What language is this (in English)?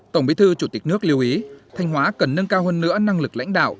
Vietnamese